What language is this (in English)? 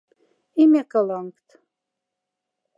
Moksha